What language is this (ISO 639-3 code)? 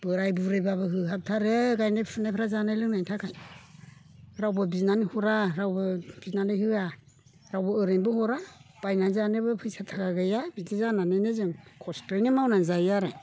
brx